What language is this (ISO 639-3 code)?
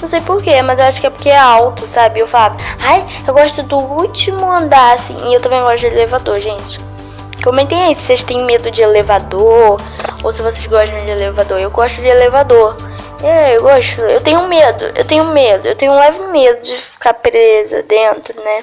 por